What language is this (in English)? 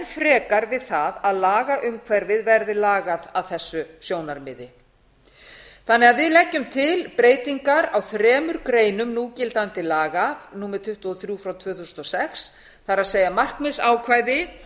Icelandic